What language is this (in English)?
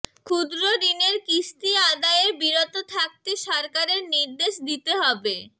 Bangla